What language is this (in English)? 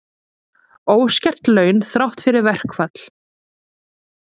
Icelandic